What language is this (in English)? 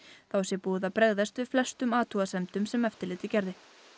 Icelandic